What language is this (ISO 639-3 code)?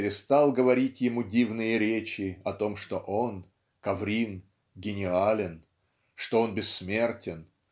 rus